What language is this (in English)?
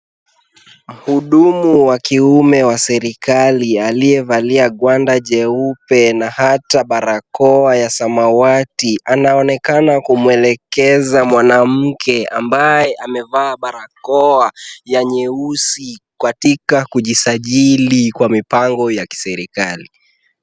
Swahili